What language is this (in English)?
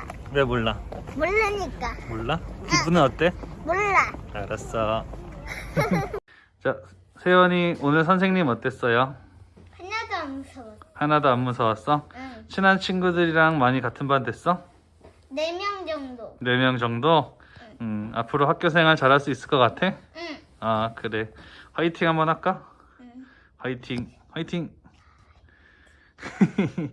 Korean